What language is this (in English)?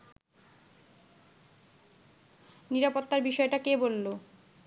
Bangla